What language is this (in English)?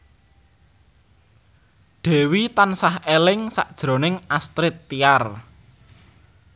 Javanese